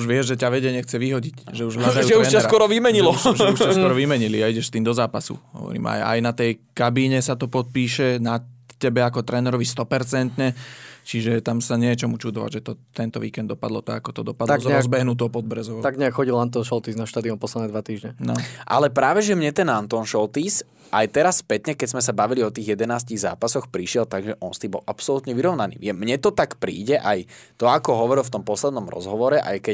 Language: Slovak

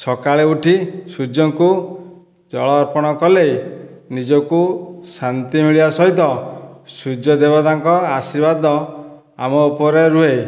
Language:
Odia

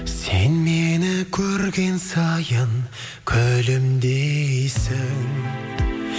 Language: Kazakh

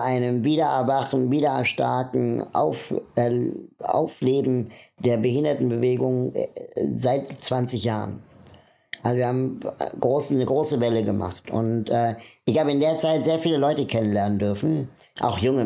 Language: German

